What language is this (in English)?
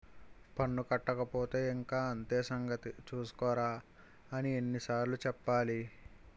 Telugu